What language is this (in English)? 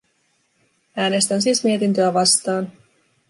Finnish